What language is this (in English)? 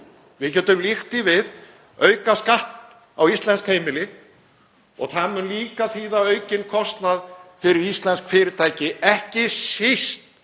Icelandic